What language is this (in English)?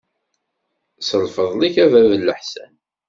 Kabyle